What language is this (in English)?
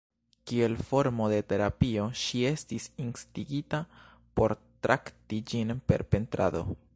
Esperanto